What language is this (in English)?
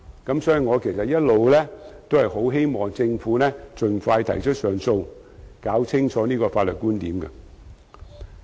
Cantonese